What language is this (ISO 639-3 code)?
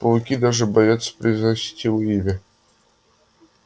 rus